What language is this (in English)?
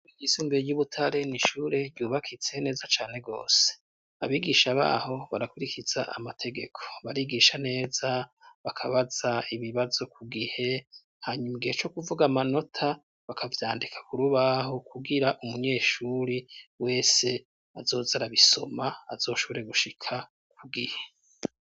Rundi